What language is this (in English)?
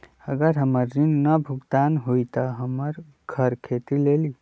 Magahi